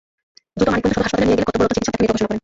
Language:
Bangla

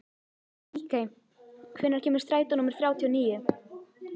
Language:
Icelandic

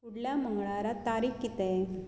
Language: Konkani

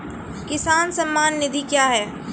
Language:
Maithili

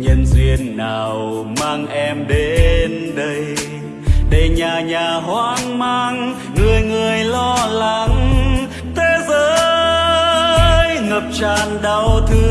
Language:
Vietnamese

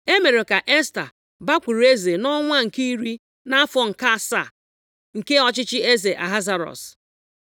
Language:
Igbo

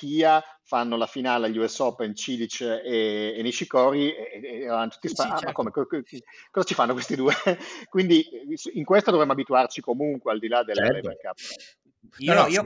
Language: Italian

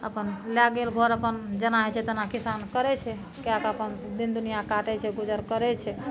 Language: Maithili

